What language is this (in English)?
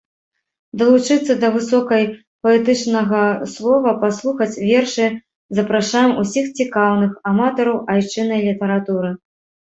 Belarusian